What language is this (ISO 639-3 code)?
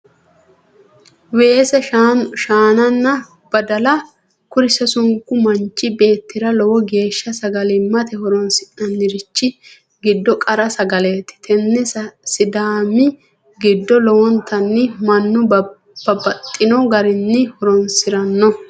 sid